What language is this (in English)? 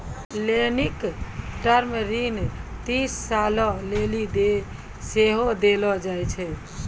Maithili